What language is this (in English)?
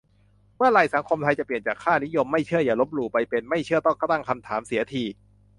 Thai